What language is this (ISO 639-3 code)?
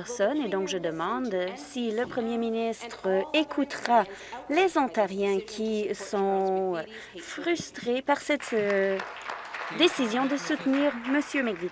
fra